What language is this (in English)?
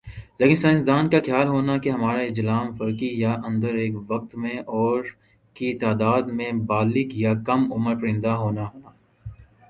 Urdu